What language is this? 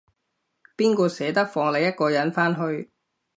Cantonese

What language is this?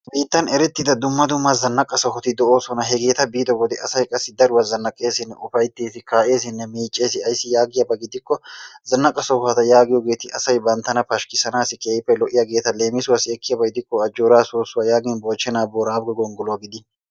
Wolaytta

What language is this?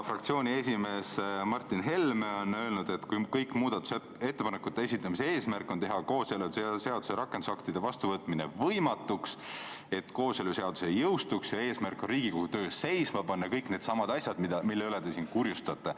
Estonian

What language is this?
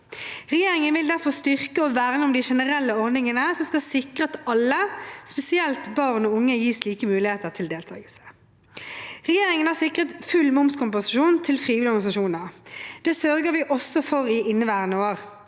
Norwegian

